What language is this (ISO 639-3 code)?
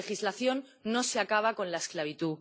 spa